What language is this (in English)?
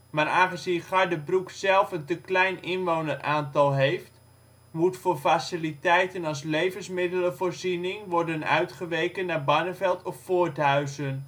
Dutch